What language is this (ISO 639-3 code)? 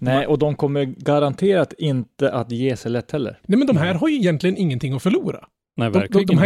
swe